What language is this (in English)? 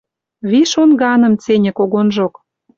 Western Mari